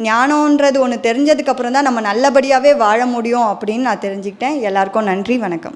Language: Spanish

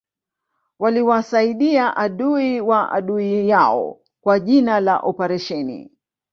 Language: Swahili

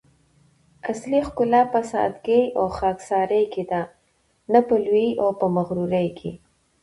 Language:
Pashto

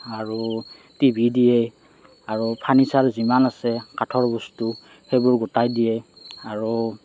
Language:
Assamese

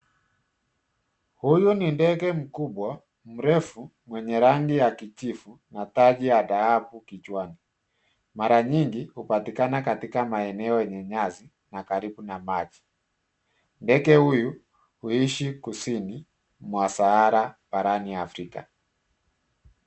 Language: Swahili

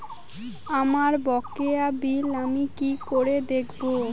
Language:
Bangla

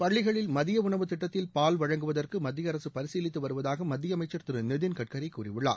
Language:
Tamil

